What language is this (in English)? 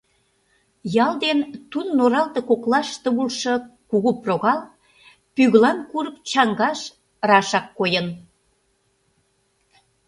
Mari